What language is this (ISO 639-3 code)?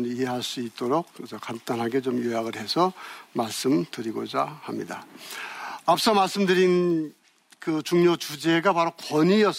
kor